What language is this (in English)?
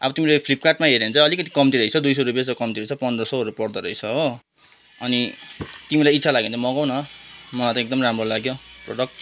Nepali